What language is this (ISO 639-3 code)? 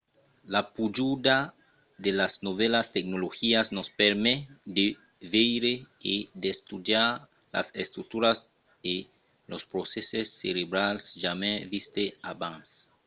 oci